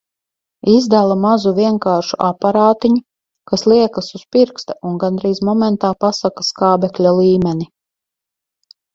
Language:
Latvian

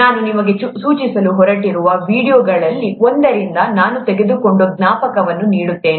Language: Kannada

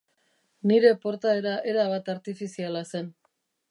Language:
Basque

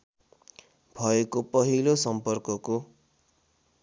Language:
Nepali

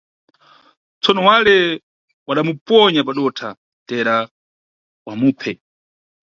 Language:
Nyungwe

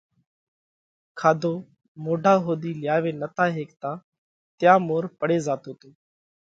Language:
Parkari Koli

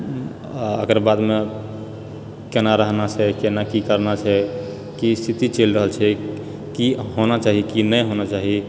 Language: Maithili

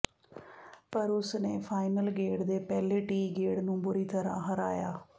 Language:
Punjabi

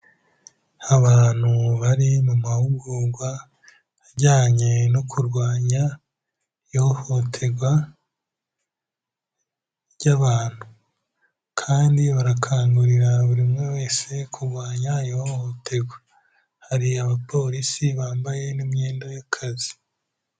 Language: Kinyarwanda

